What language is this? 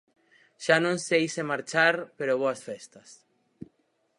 Galician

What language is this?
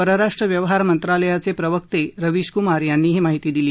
Marathi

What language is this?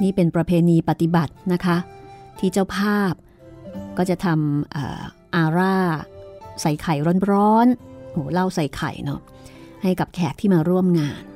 Thai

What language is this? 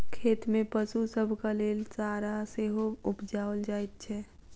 Maithili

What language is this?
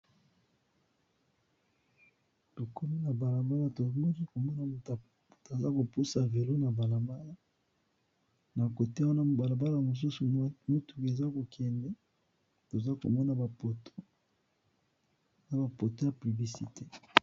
Lingala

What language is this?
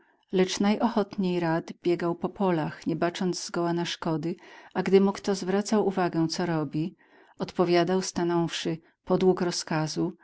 Polish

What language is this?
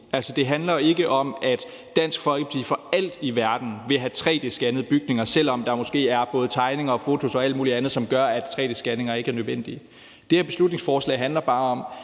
Danish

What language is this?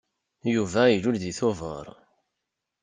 Kabyle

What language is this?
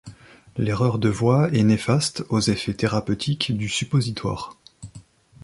French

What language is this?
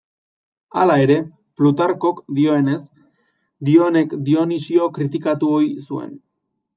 Basque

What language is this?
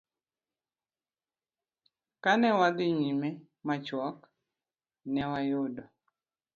Luo (Kenya and Tanzania)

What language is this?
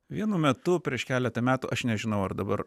Lithuanian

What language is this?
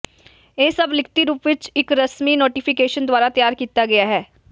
Punjabi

